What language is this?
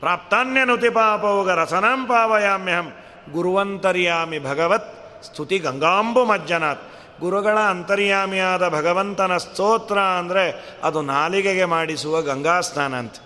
Kannada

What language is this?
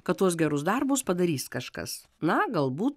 Lithuanian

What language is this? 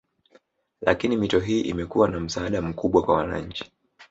Swahili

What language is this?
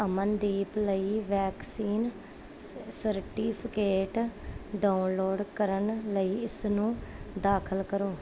Punjabi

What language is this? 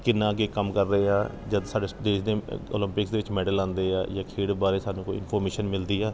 Punjabi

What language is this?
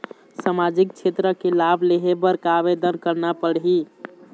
Chhattisgarhi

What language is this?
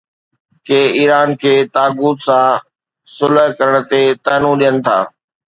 Sindhi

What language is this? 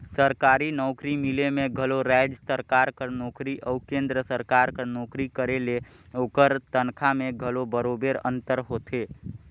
Chhattisgarhi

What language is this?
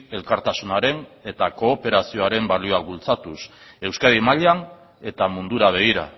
Basque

